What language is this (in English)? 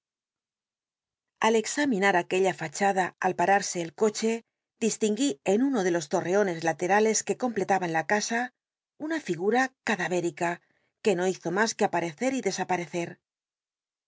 Spanish